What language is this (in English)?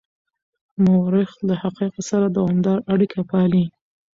Pashto